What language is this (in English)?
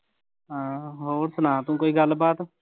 Punjabi